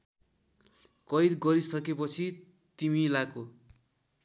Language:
Nepali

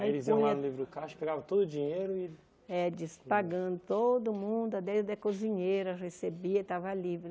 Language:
Portuguese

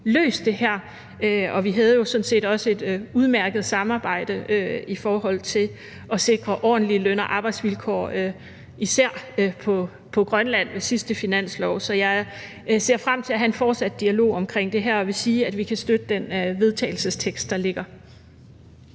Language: Danish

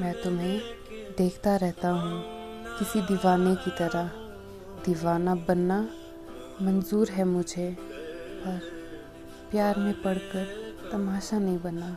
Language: Hindi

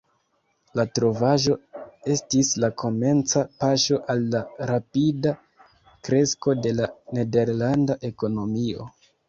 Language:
Esperanto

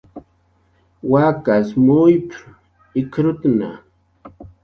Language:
Jaqaru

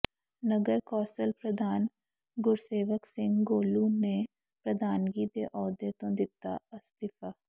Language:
Punjabi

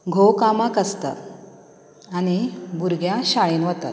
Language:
Konkani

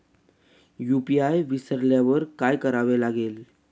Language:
Marathi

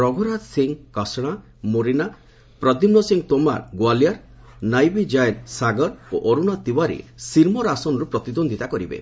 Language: Odia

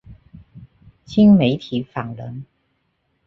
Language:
Chinese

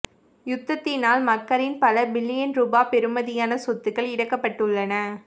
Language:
Tamil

